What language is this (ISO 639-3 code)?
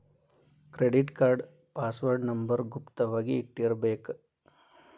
kan